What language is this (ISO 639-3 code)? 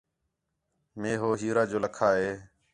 xhe